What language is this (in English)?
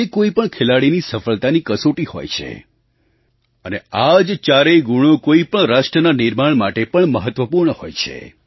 Gujarati